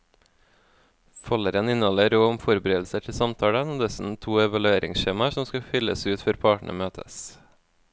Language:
Norwegian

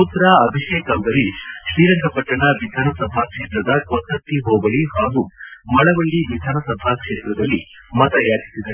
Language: Kannada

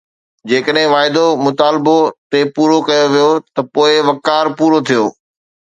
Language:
Sindhi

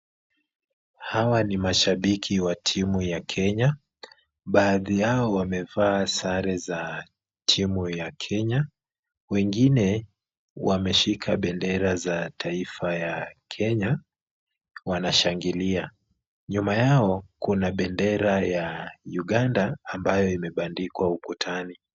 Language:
Swahili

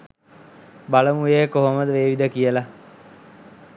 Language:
Sinhala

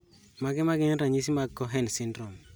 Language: Luo (Kenya and Tanzania)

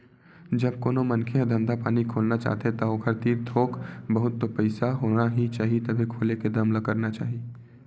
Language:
Chhattisgarhi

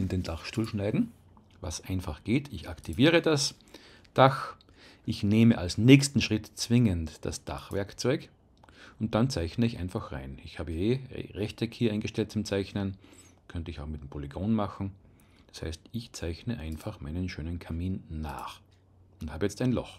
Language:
German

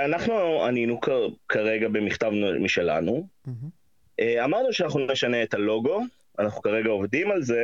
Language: Hebrew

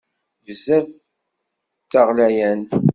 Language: Kabyle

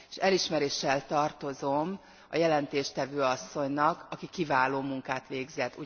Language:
Hungarian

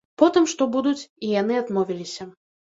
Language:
Belarusian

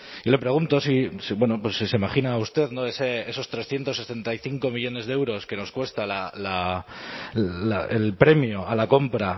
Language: Spanish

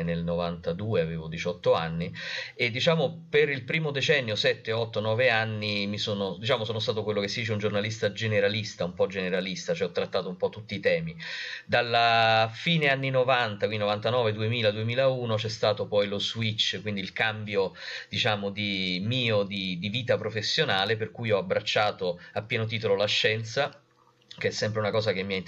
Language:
Italian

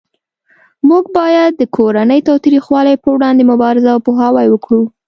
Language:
Pashto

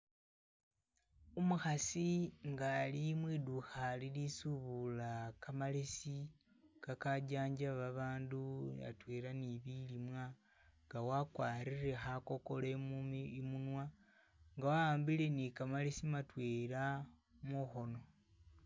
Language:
Masaaba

